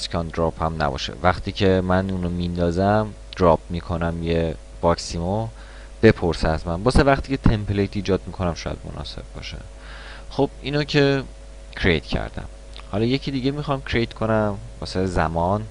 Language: Persian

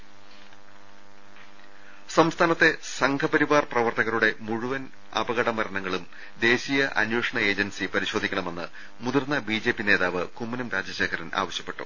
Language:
Malayalam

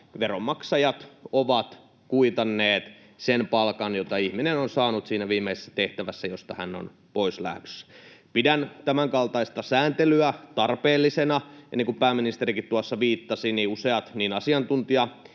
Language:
Finnish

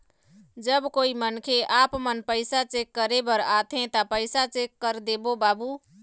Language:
Chhattisgarhi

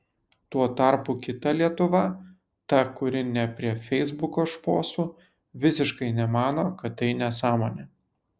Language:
Lithuanian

